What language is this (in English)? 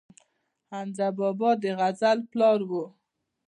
Pashto